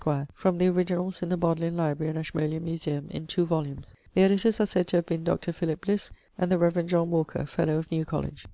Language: English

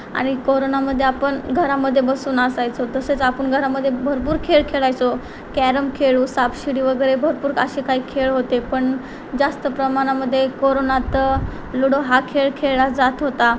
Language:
Marathi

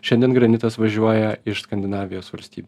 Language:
Lithuanian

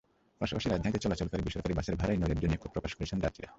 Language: Bangla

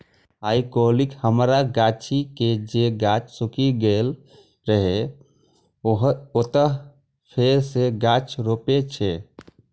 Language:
Maithili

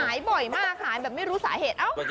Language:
Thai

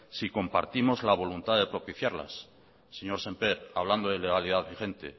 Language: Spanish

